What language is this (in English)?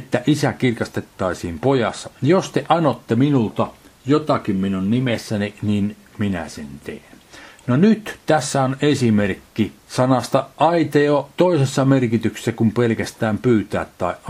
Finnish